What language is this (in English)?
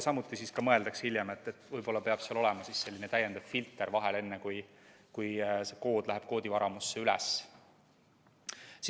Estonian